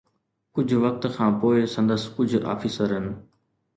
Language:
Sindhi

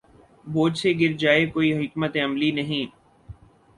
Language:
Urdu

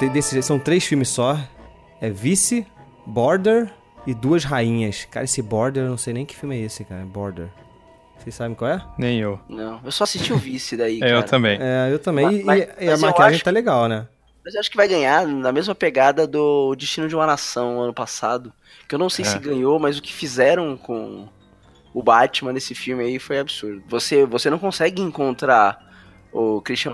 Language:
Portuguese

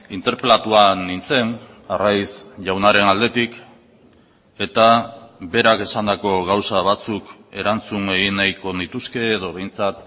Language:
Basque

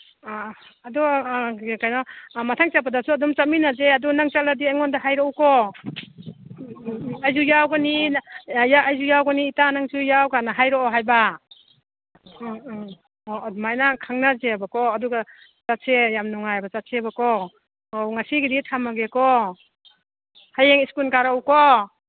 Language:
Manipuri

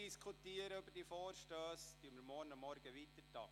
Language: Swiss German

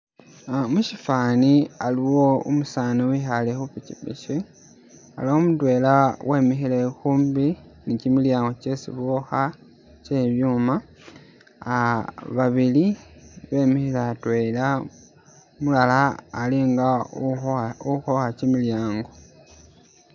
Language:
Masaaba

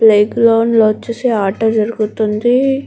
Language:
Telugu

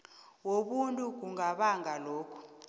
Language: South Ndebele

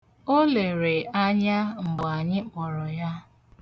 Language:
Igbo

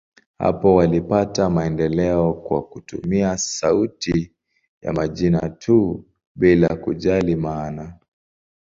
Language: Swahili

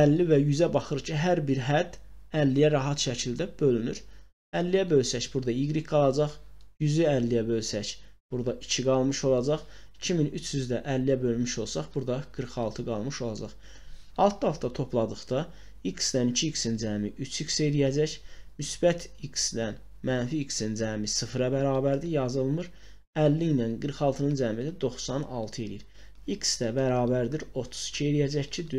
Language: Turkish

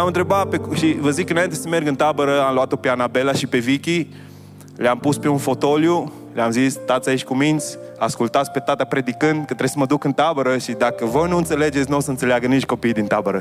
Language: Romanian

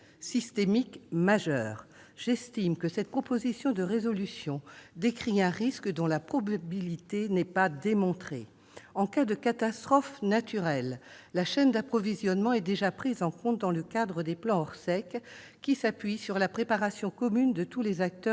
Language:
French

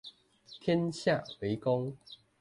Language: Chinese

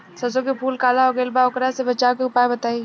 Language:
Bhojpuri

